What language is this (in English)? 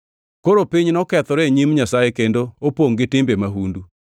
Luo (Kenya and Tanzania)